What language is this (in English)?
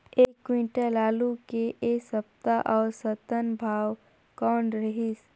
Chhattisgarhi